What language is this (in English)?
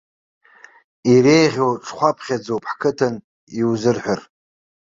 Abkhazian